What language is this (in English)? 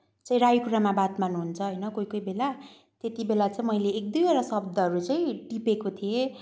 Nepali